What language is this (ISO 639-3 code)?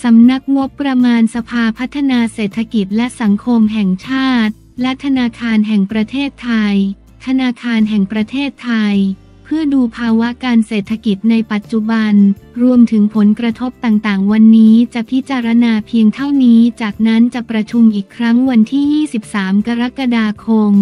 tha